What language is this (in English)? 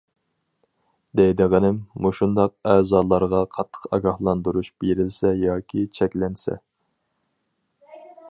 Uyghur